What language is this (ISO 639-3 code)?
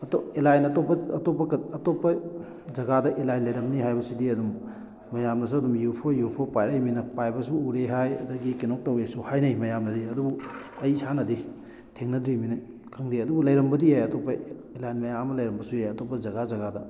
mni